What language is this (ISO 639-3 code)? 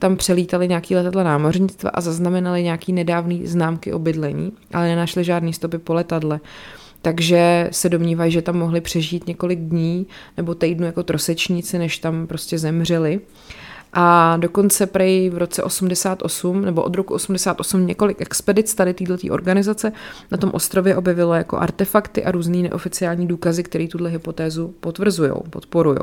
ces